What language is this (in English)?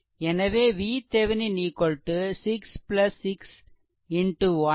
Tamil